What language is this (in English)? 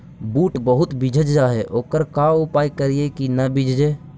Magahi